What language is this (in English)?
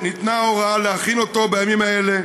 Hebrew